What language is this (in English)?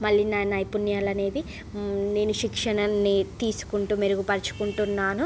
Telugu